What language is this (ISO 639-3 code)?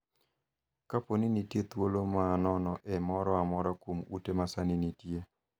luo